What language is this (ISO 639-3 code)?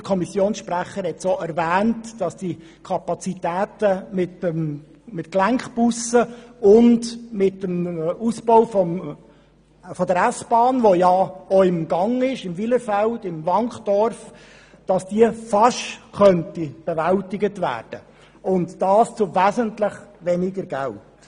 gsw